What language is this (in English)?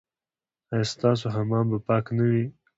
Pashto